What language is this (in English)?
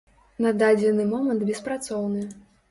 Belarusian